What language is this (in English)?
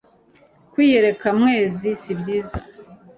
Kinyarwanda